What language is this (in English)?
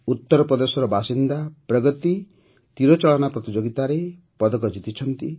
Odia